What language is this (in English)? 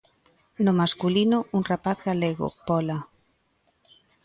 Galician